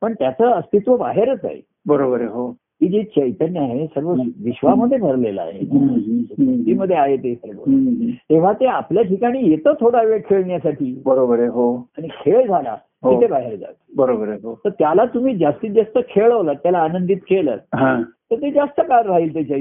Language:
Marathi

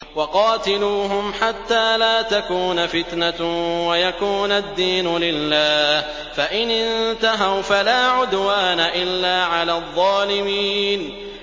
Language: Arabic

